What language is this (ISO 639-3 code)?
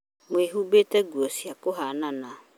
kik